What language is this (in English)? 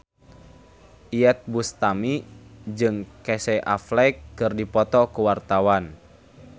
Sundanese